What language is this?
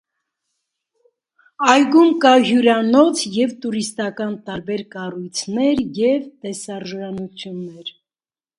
Armenian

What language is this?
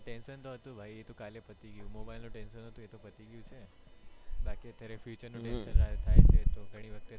Gujarati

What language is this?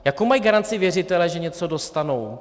Czech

